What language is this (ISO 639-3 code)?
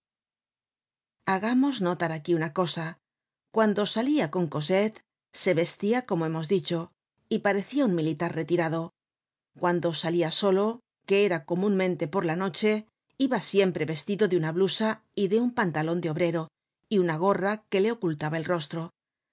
spa